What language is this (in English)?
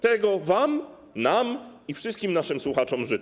Polish